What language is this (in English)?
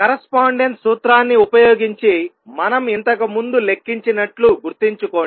Telugu